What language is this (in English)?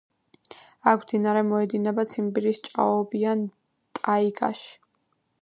Georgian